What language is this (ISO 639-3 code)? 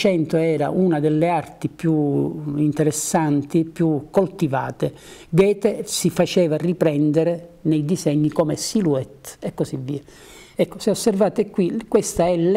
ita